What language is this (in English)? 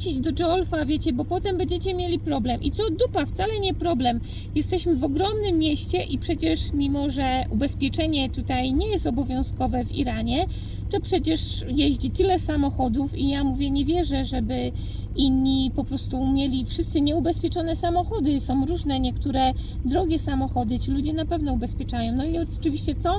Polish